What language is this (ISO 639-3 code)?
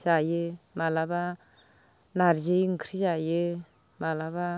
brx